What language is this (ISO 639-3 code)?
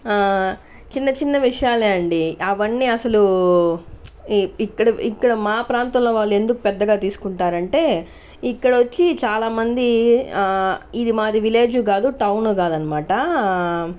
tel